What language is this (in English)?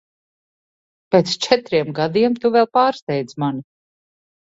Latvian